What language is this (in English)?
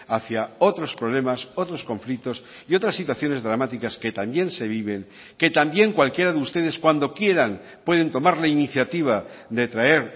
Spanish